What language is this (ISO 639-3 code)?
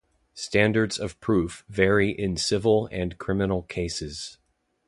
eng